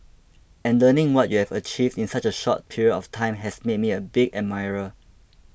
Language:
English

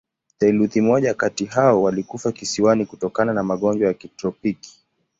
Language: Swahili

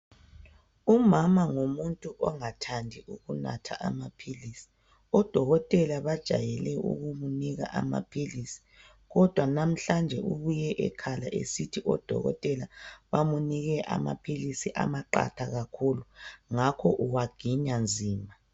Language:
North Ndebele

